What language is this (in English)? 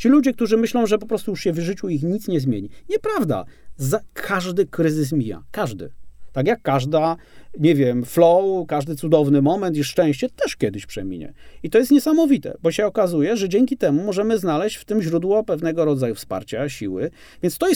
Polish